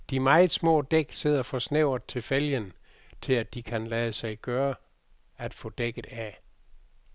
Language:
Danish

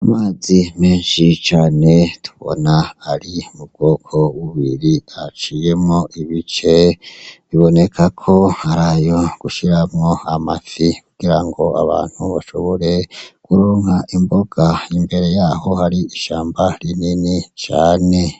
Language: Rundi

